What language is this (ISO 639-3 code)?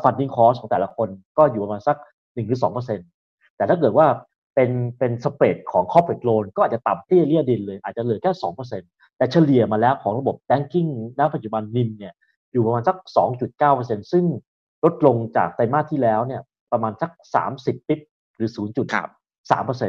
tha